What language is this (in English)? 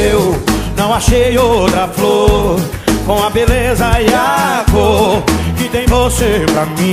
Korean